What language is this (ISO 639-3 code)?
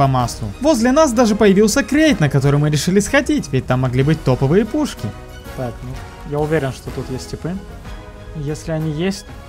rus